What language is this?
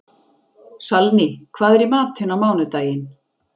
Icelandic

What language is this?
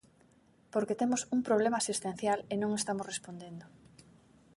Galician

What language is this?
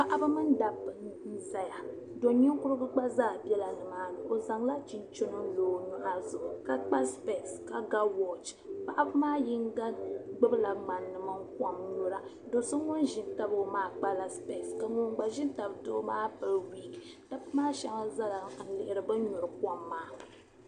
Dagbani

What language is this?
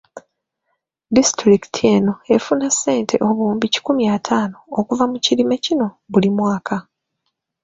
Ganda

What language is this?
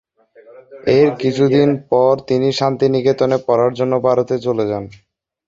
Bangla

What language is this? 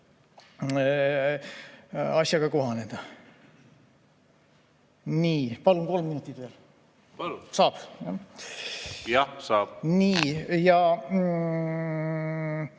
Estonian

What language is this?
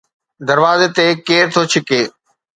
Sindhi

